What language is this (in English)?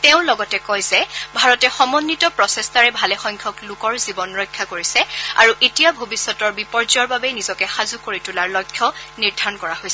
Assamese